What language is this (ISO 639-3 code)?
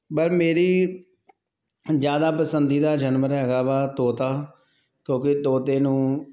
pan